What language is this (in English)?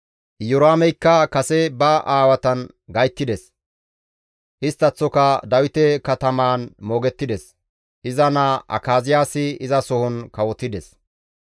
Gamo